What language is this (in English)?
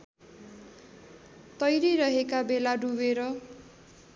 Nepali